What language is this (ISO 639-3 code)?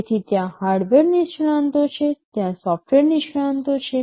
guj